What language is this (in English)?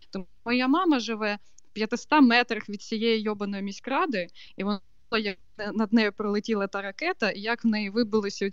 Ukrainian